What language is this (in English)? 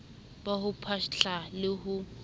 Southern Sotho